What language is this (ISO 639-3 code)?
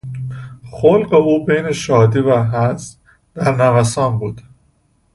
fas